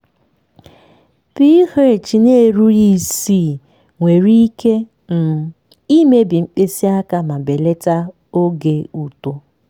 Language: Igbo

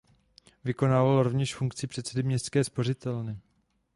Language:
Czech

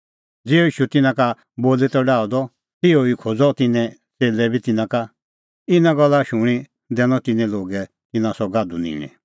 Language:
Kullu Pahari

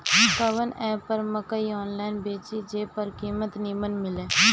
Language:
Bhojpuri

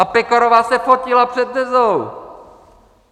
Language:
Czech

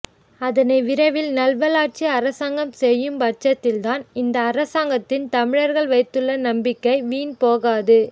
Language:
Tamil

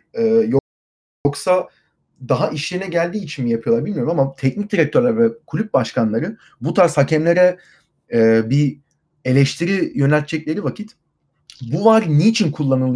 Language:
Turkish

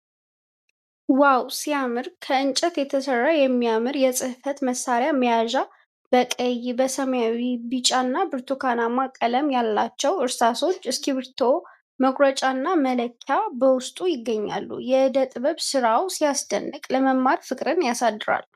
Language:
Amharic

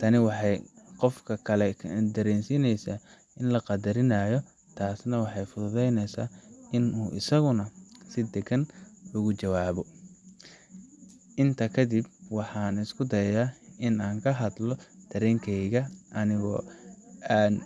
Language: Somali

